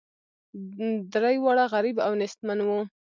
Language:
Pashto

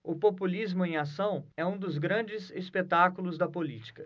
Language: Portuguese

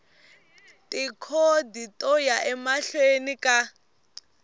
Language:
Tsonga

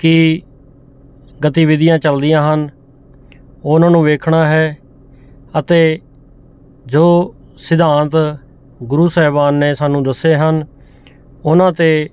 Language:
Punjabi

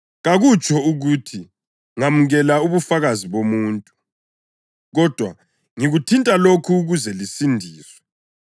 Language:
North Ndebele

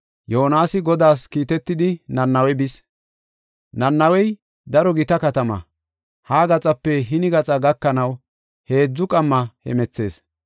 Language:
Gofa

